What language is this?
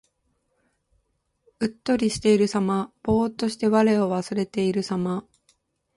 Japanese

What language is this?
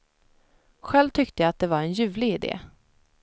Swedish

